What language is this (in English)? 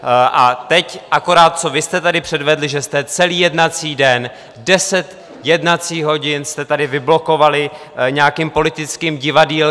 Czech